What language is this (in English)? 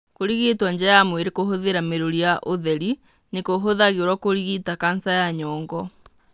Kikuyu